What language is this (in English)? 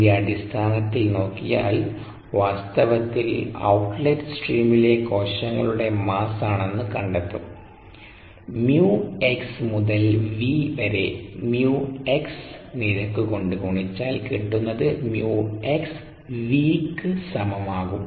Malayalam